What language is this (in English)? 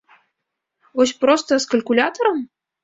Belarusian